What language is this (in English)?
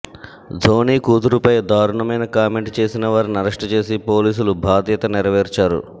Telugu